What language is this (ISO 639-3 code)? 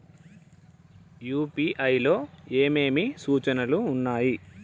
tel